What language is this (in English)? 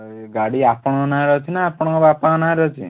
Odia